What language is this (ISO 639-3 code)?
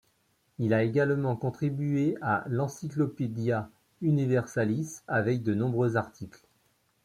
fra